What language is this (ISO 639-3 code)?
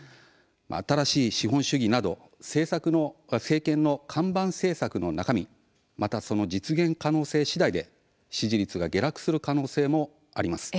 jpn